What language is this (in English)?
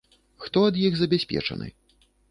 Belarusian